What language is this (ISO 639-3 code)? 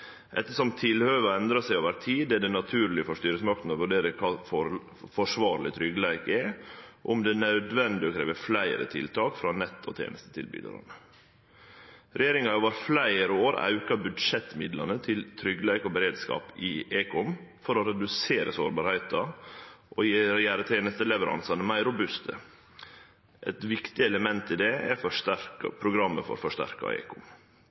nno